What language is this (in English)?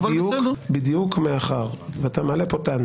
Hebrew